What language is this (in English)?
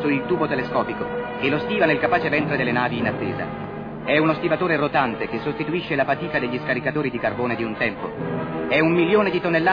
Italian